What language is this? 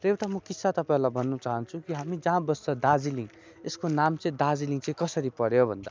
Nepali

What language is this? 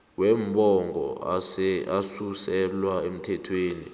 South Ndebele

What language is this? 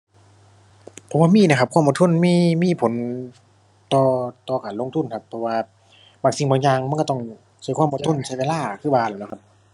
Thai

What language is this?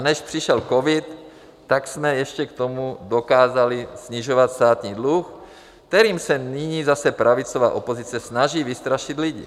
Czech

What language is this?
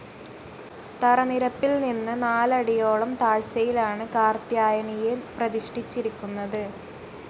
Malayalam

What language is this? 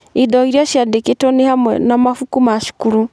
Kikuyu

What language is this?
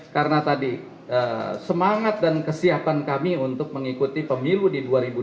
Indonesian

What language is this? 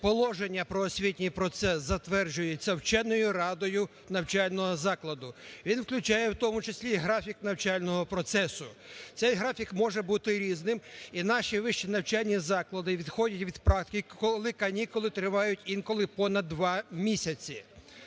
Ukrainian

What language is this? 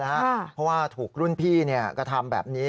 Thai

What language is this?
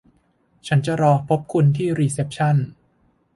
Thai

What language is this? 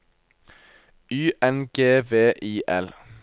Norwegian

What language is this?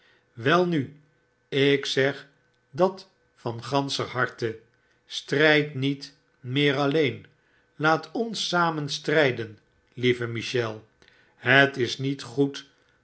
Dutch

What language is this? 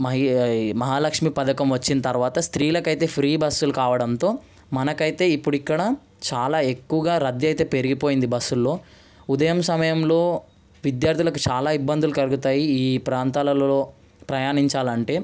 Telugu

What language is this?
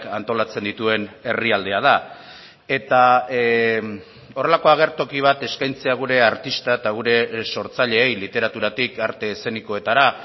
Basque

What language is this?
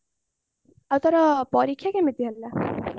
Odia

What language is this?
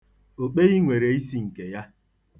Igbo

